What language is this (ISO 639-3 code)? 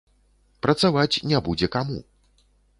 bel